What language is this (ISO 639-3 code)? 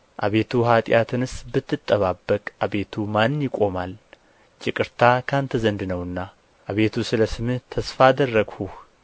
amh